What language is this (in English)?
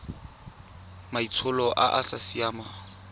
Tswana